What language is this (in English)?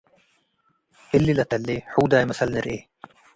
Tigre